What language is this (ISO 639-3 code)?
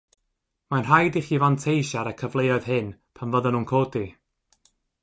cym